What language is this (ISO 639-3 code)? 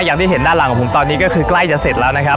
tha